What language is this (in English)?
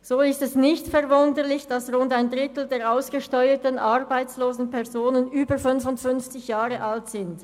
Swiss German